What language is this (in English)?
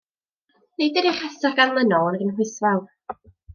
Welsh